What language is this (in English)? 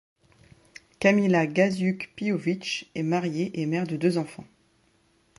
French